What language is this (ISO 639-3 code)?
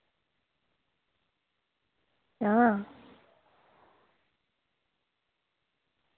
doi